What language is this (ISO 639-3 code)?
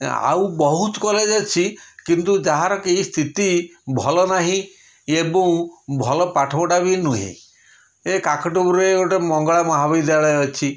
ori